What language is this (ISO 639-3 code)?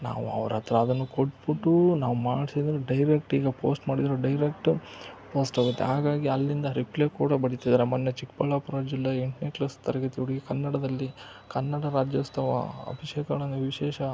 kan